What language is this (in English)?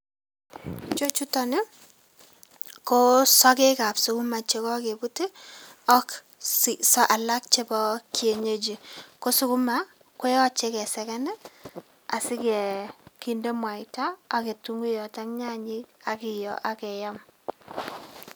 Kalenjin